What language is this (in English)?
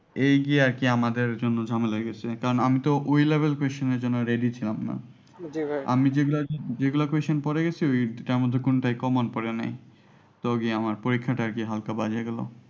Bangla